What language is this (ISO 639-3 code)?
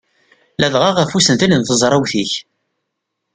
kab